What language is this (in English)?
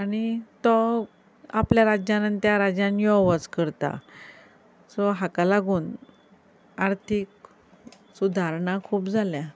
Konkani